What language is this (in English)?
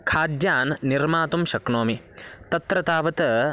Sanskrit